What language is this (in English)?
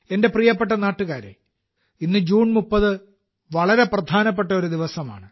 Malayalam